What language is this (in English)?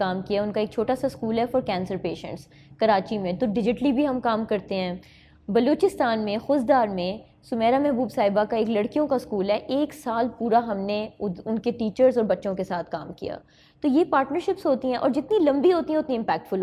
Urdu